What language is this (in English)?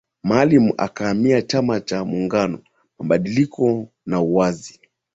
Swahili